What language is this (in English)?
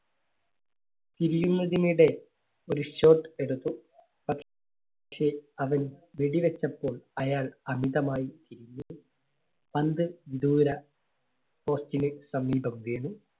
Malayalam